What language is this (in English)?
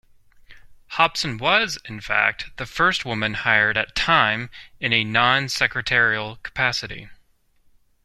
English